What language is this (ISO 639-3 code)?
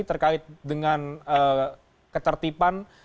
ind